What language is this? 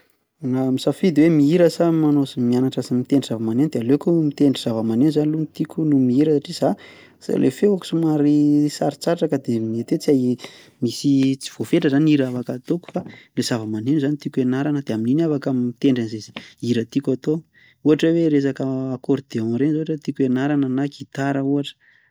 Malagasy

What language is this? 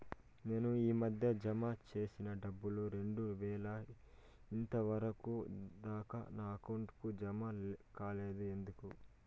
Telugu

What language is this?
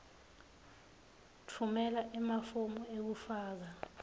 Swati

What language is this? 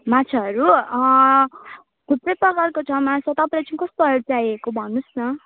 Nepali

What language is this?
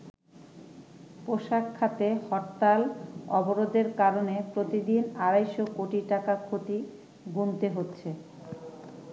Bangla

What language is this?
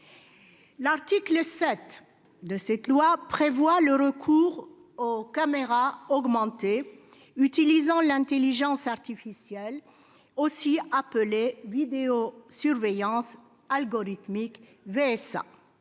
French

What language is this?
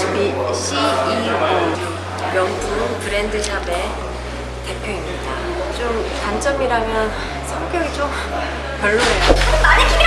Korean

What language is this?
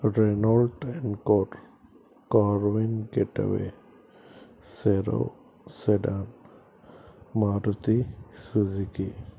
Telugu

